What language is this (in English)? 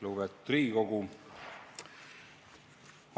Estonian